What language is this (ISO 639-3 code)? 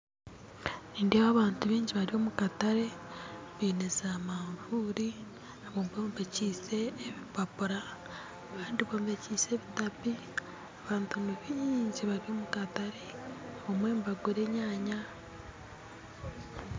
nyn